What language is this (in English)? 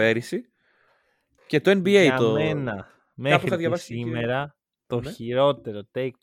Greek